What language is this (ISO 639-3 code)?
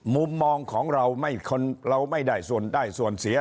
tha